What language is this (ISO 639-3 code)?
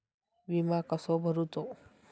mar